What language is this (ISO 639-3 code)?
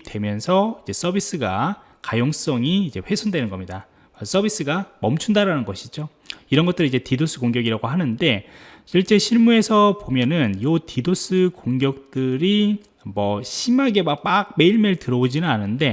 kor